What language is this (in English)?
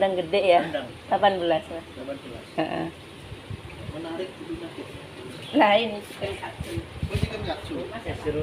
Indonesian